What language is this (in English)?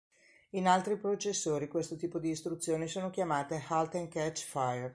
Italian